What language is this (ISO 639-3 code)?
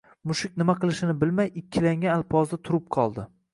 uzb